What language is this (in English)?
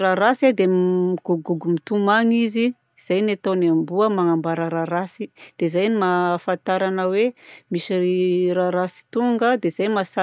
Southern Betsimisaraka Malagasy